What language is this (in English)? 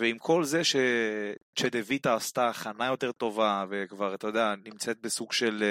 Hebrew